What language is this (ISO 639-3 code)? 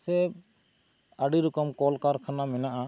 sat